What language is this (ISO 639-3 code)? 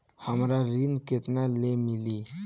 bho